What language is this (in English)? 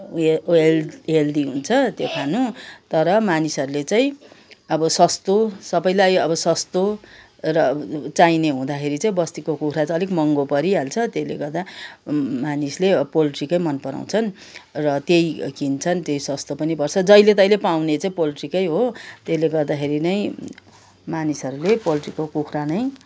Nepali